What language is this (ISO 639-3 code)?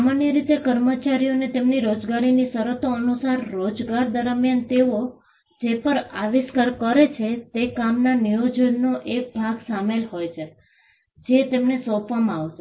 guj